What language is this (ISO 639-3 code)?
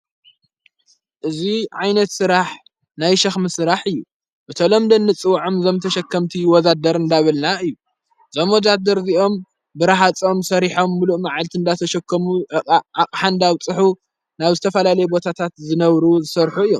tir